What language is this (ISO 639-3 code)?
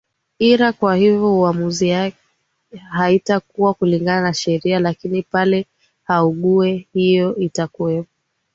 swa